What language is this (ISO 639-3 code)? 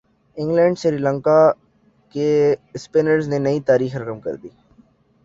urd